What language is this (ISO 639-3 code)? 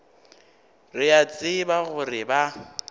nso